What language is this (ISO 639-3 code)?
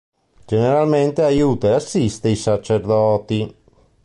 ita